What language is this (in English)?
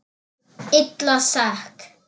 Icelandic